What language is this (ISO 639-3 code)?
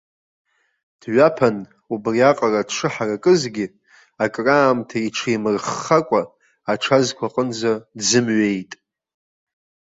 abk